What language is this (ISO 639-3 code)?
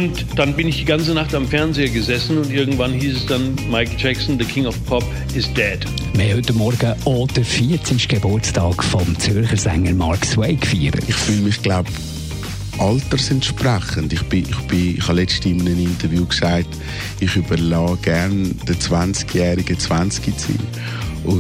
deu